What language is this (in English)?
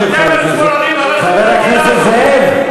Hebrew